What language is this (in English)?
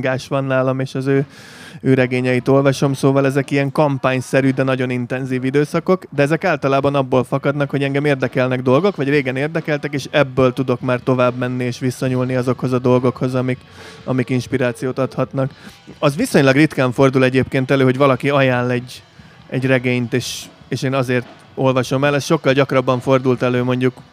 Hungarian